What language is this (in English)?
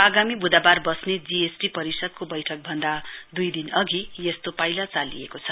Nepali